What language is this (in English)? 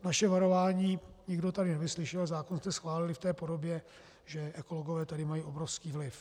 Czech